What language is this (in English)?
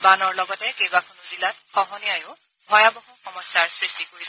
Assamese